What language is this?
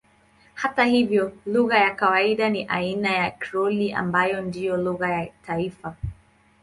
Swahili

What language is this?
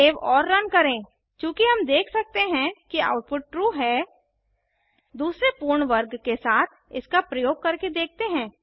Hindi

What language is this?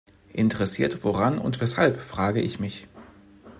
German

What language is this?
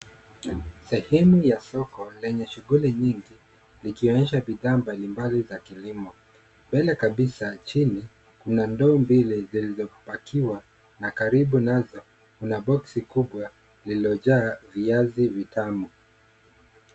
Swahili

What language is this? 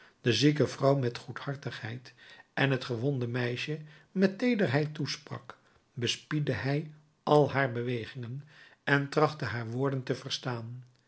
Dutch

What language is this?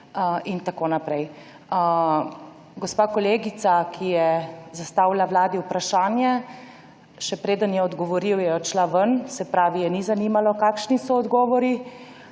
Slovenian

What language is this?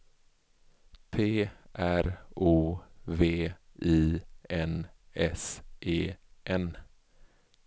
Swedish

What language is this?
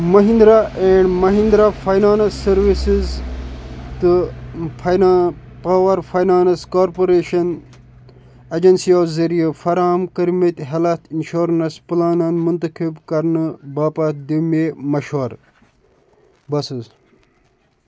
Kashmiri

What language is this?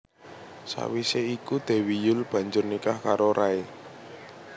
Javanese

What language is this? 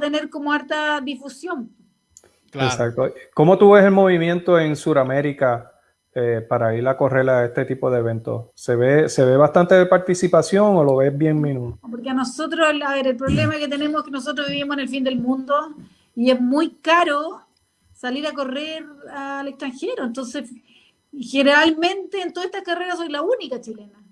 Spanish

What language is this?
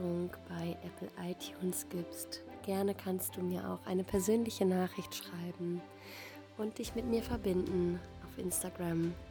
German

